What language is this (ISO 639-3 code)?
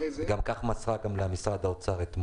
heb